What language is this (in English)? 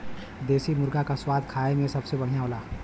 Bhojpuri